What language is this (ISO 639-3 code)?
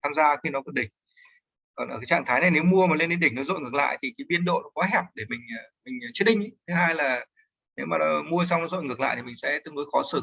vie